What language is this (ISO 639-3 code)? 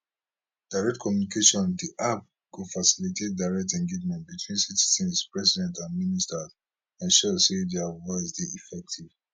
pcm